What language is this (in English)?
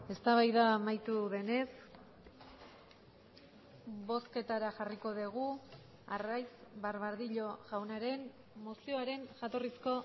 Basque